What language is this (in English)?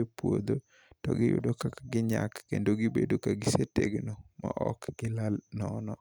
Luo (Kenya and Tanzania)